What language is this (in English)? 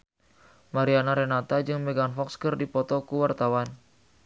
Sundanese